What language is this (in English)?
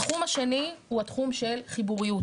Hebrew